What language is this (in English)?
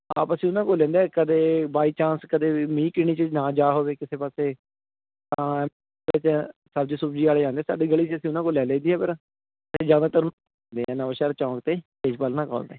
Punjabi